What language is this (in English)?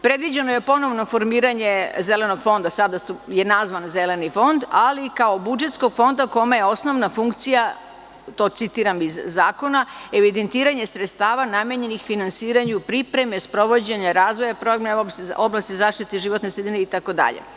Serbian